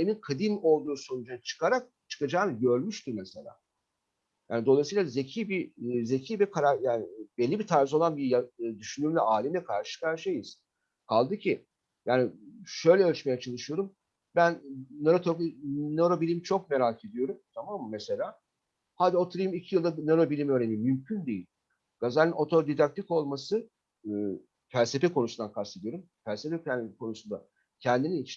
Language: Turkish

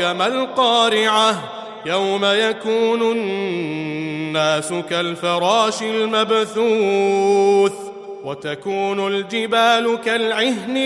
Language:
Arabic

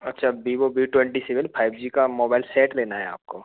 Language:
Hindi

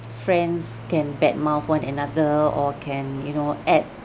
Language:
English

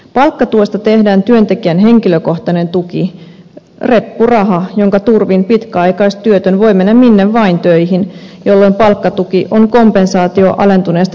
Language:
Finnish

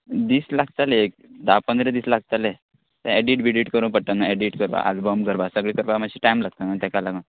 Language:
Konkani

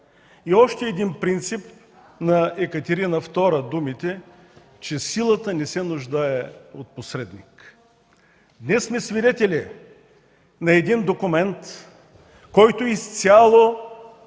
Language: Bulgarian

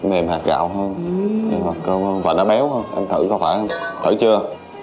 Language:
Vietnamese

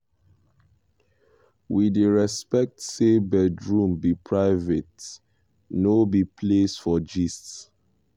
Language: Nigerian Pidgin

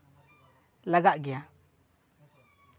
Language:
Santali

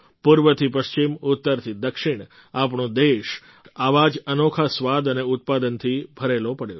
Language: Gujarati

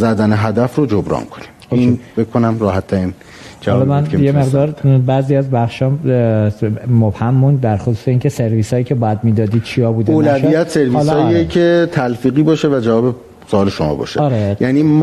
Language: Persian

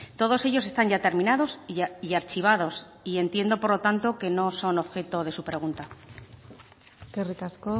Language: Spanish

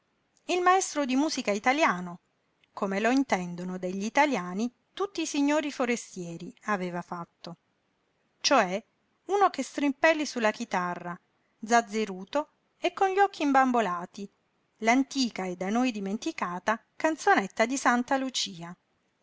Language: Italian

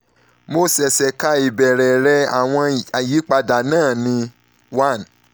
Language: Yoruba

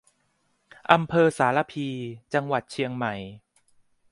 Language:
Thai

